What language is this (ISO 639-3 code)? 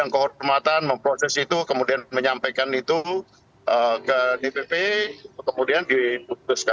ind